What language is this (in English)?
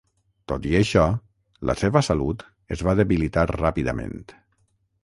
Catalan